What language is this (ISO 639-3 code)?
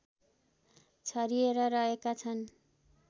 nep